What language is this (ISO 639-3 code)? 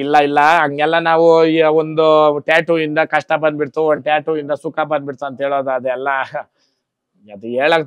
kan